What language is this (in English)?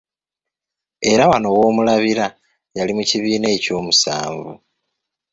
Ganda